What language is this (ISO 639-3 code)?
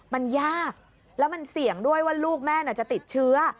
tha